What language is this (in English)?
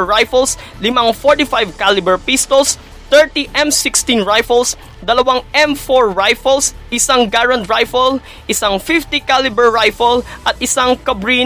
Filipino